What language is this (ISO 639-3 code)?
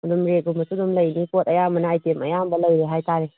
mni